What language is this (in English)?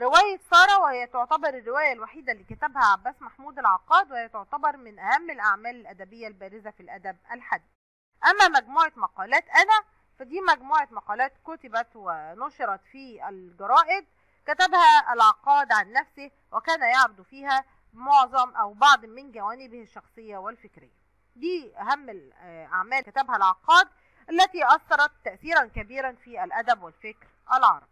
Arabic